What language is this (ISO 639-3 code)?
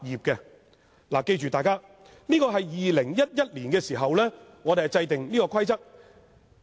yue